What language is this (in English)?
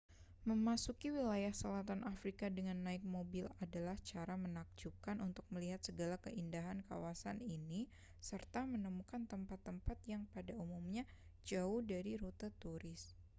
Indonesian